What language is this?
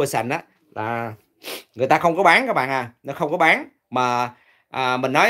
Vietnamese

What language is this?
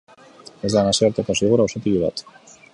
Basque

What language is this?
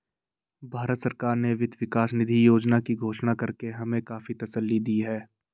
Hindi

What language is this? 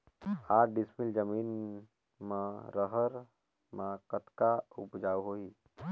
Chhattisgarhi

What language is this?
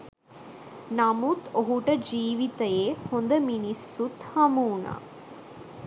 Sinhala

